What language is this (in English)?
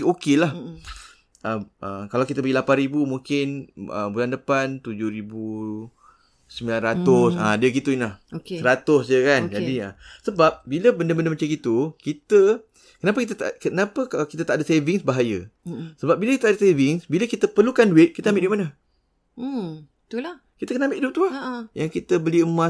Malay